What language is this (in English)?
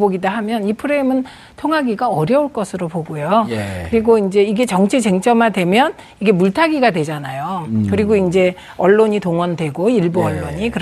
Korean